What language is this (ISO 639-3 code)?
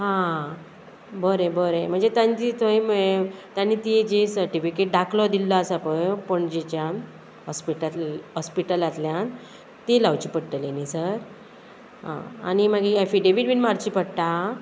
kok